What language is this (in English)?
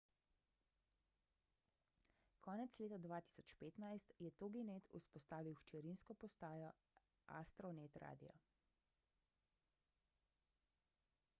Slovenian